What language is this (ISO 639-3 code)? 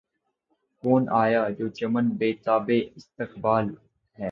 urd